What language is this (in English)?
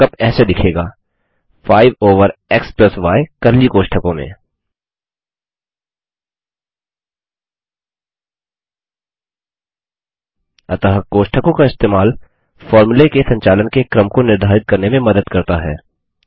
Hindi